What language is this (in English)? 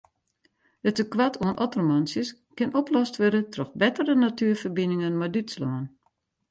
Western Frisian